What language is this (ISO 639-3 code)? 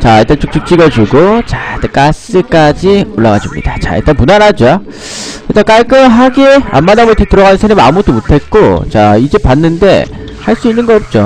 kor